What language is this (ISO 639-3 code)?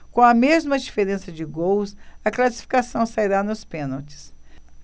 por